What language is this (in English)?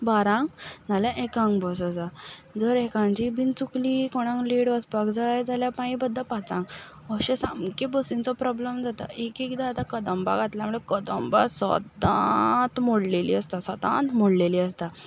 Konkani